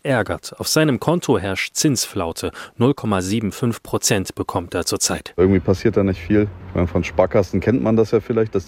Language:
German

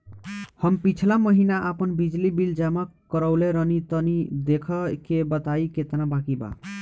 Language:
Bhojpuri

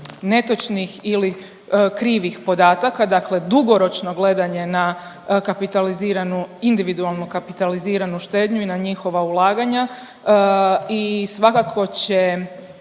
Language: Croatian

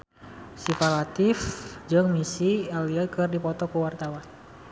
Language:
Sundanese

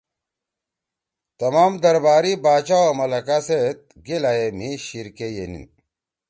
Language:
Torwali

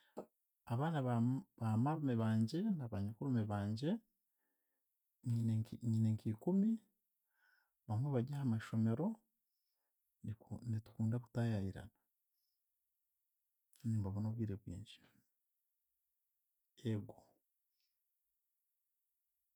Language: Chiga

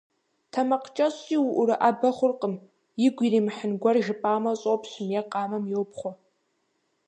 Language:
Kabardian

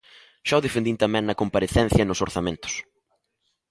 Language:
Galician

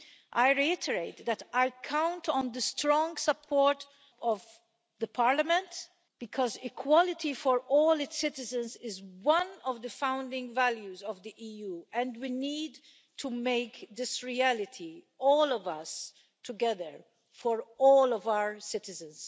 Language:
English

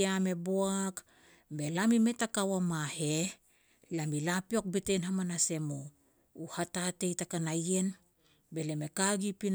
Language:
Petats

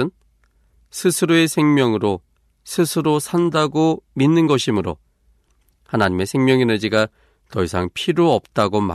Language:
Korean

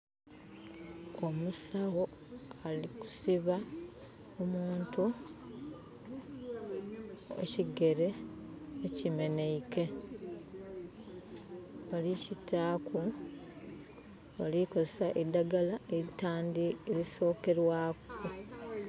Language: Soga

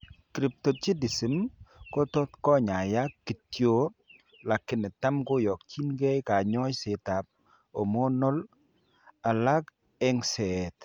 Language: Kalenjin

